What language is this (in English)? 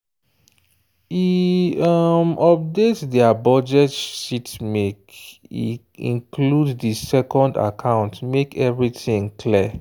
Nigerian Pidgin